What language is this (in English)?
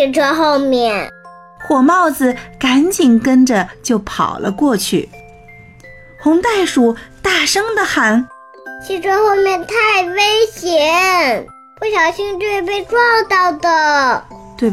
Chinese